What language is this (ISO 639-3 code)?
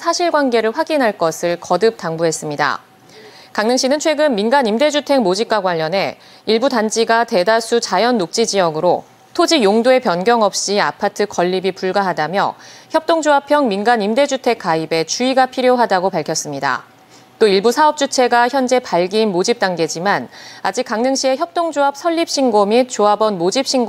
kor